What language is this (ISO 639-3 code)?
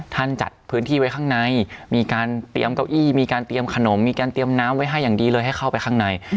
tha